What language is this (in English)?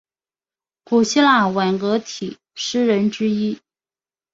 Chinese